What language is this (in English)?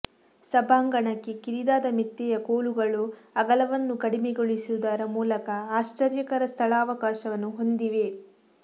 Kannada